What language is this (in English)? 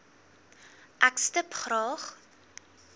Afrikaans